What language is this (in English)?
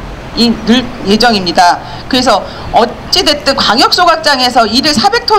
Korean